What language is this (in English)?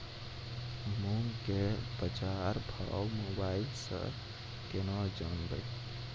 Maithili